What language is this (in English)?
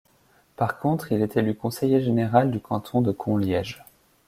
French